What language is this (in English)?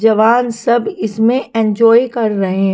Hindi